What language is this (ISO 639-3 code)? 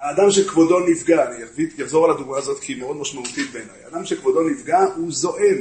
heb